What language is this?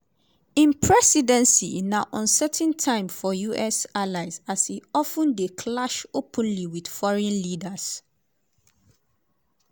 Nigerian Pidgin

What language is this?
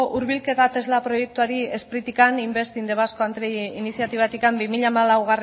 Basque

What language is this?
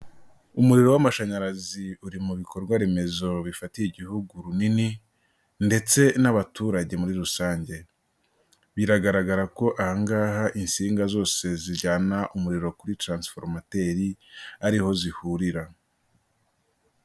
Kinyarwanda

